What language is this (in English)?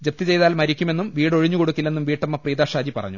Malayalam